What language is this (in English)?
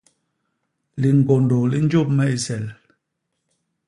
Basaa